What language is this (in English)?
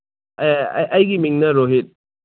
Manipuri